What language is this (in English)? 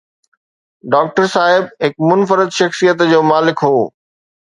Sindhi